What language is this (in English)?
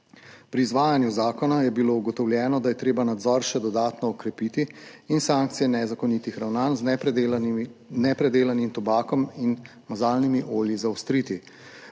Slovenian